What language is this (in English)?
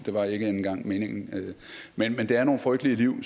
Danish